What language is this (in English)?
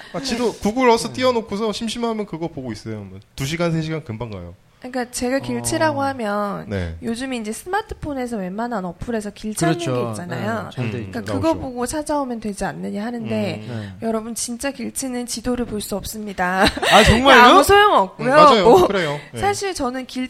Korean